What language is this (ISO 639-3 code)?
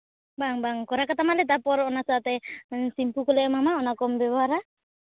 sat